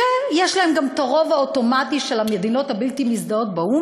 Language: Hebrew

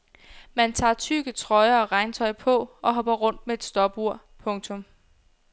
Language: Danish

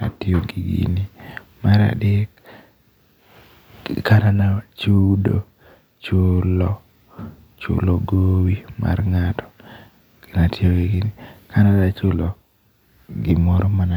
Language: Luo (Kenya and Tanzania)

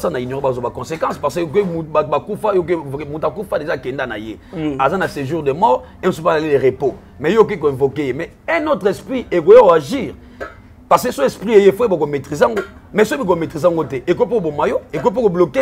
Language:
French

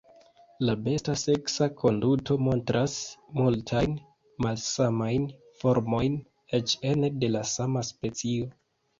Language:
Esperanto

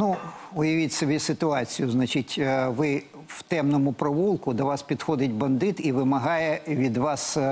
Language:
Ukrainian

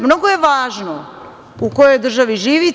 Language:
Serbian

